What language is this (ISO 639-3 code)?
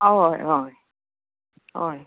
kok